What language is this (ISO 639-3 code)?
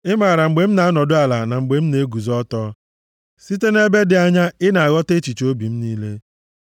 ibo